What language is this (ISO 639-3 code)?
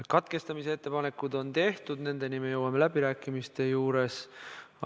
est